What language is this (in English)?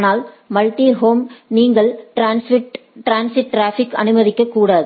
Tamil